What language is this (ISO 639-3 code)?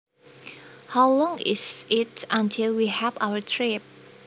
jav